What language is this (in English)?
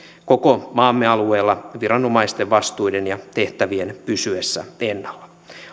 Finnish